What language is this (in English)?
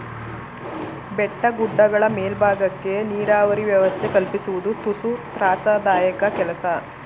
Kannada